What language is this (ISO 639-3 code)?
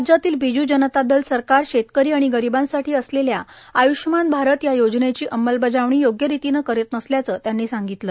mar